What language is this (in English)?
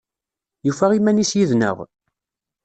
Kabyle